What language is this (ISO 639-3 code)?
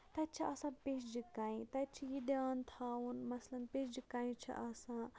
kas